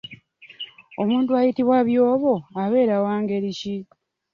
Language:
Ganda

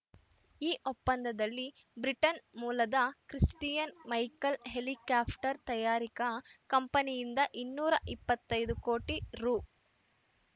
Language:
Kannada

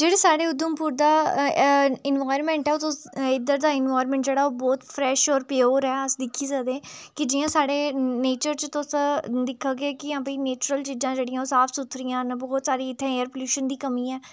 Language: Dogri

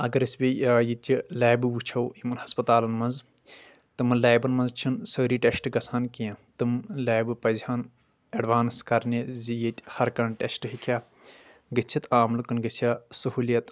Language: Kashmiri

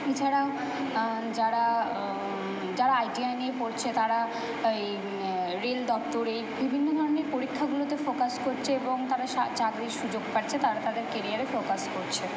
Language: Bangla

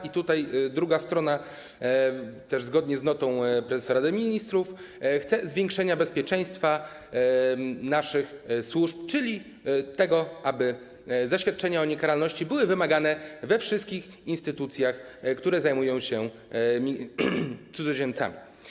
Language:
Polish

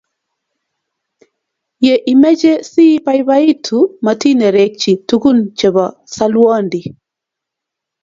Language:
Kalenjin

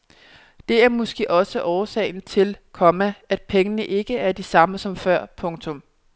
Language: Danish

